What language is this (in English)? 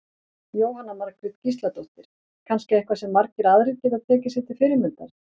Icelandic